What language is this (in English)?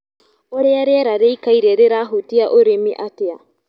Kikuyu